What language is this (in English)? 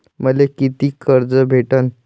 Marathi